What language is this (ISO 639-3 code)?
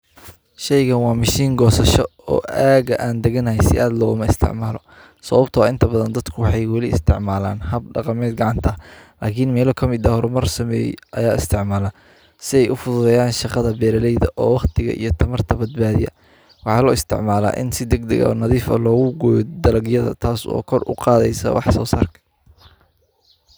som